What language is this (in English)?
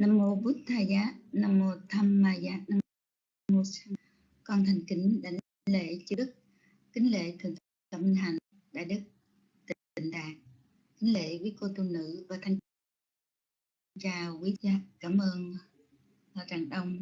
Vietnamese